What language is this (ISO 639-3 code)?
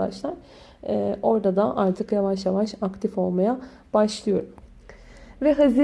tur